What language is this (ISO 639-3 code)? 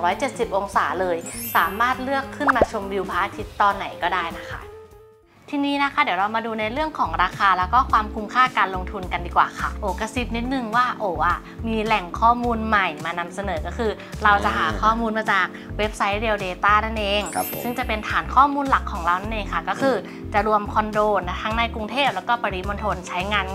tha